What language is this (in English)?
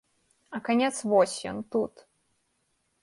Belarusian